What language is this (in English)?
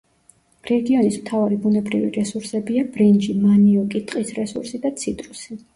Georgian